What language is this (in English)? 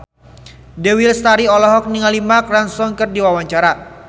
Sundanese